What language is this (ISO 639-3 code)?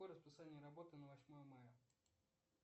rus